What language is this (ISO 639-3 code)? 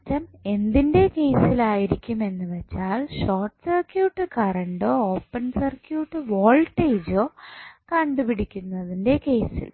mal